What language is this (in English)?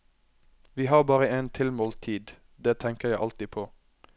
Norwegian